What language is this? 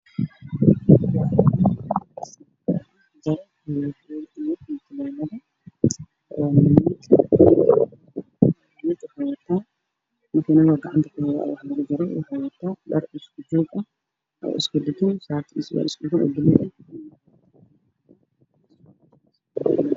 Somali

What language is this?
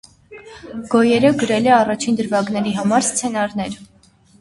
Armenian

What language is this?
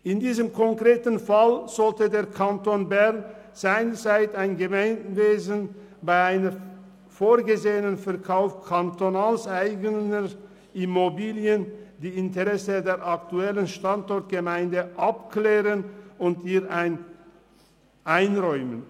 Swiss German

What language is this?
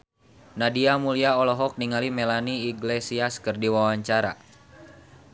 Sundanese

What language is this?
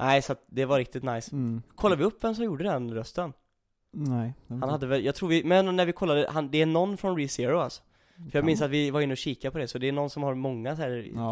Swedish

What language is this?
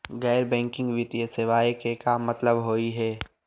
Magahi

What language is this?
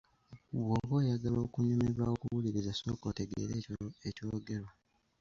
Ganda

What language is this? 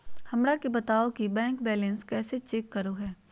Magahi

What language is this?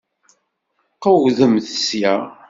Kabyle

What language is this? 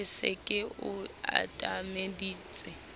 Southern Sotho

